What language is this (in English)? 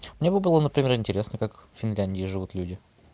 Russian